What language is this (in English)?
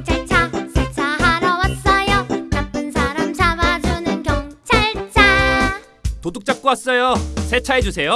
Korean